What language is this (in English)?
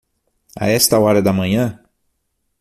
Portuguese